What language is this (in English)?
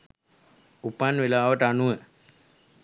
Sinhala